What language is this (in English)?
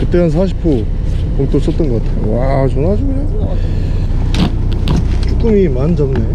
Korean